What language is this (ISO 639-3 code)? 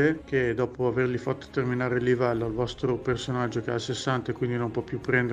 ita